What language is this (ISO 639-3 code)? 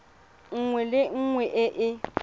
tsn